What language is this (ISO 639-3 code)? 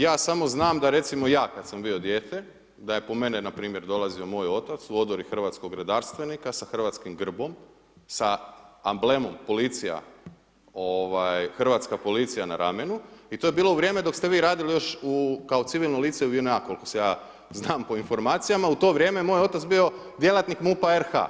hrv